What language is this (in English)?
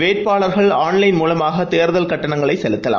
Tamil